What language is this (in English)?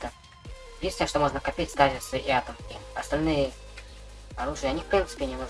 Russian